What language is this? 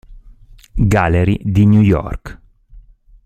Italian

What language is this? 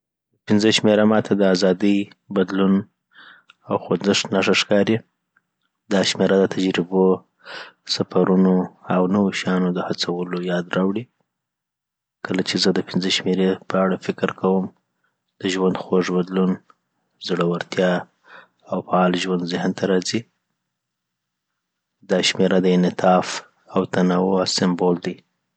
Southern Pashto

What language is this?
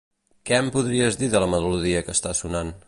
Catalan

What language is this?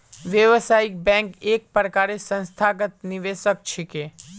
Magahi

